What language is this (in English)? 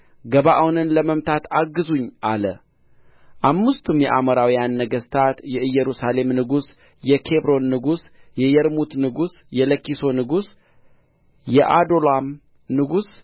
Amharic